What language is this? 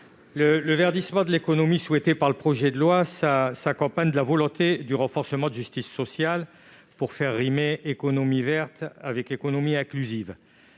French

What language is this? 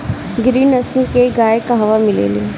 Bhojpuri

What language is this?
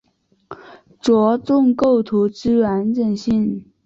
Chinese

